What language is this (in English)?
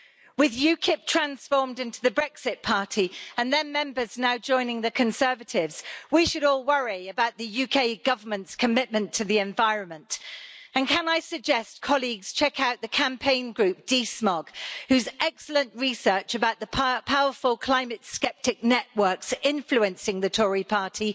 English